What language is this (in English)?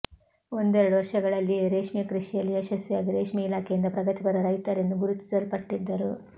Kannada